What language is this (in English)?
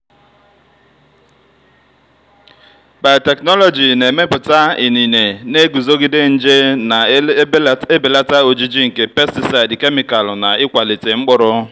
Igbo